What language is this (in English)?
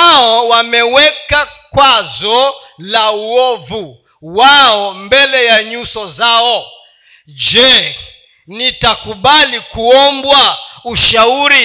Swahili